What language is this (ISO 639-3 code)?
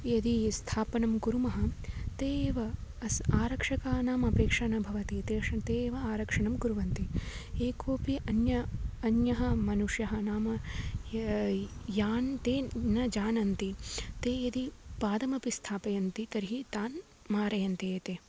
san